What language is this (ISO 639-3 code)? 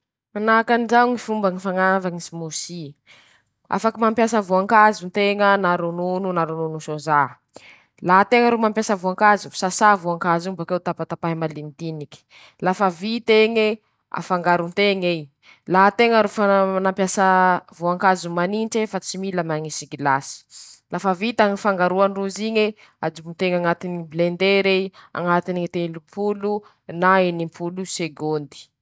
msh